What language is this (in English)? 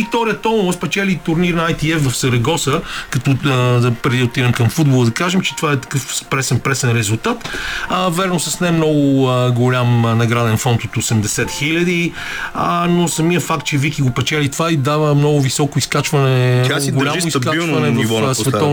Bulgarian